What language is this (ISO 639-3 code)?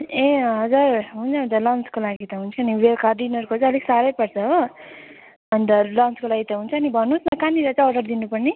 nep